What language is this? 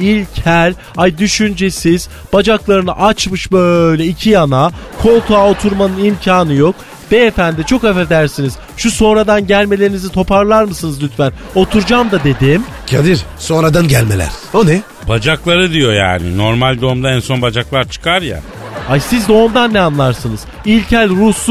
Turkish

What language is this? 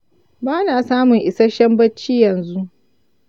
Hausa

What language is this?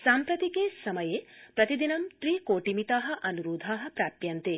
Sanskrit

